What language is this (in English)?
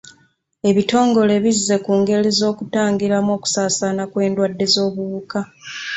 Ganda